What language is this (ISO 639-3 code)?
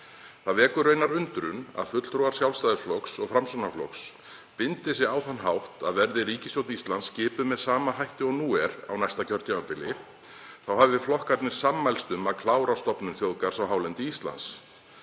isl